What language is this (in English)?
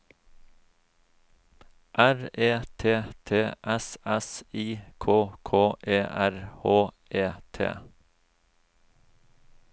Norwegian